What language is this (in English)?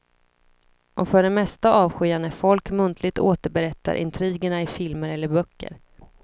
Swedish